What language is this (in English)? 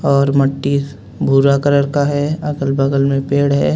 Hindi